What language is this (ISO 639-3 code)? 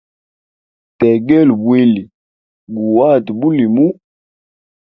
hem